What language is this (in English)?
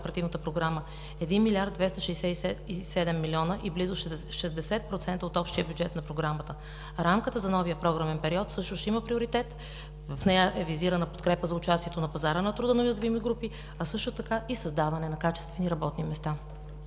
Bulgarian